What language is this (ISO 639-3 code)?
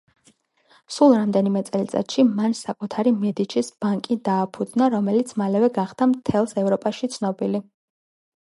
kat